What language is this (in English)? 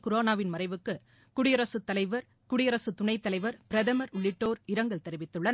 Tamil